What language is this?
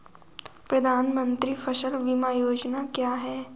Hindi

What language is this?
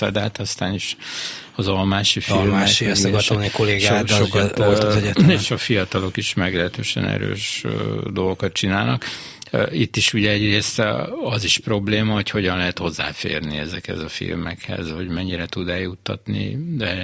Hungarian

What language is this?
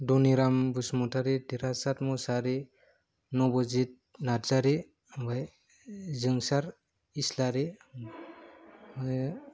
Bodo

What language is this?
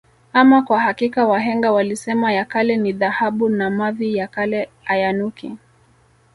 Swahili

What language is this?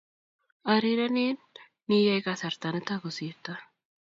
Kalenjin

